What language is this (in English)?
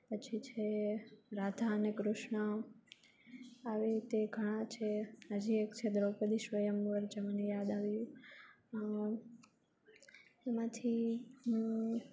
Gujarati